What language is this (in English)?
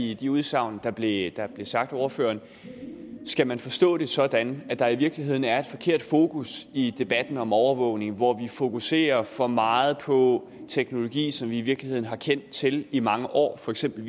Danish